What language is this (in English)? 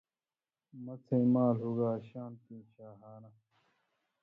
Indus Kohistani